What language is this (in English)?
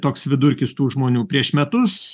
Lithuanian